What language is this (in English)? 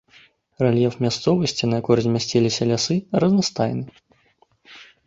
Belarusian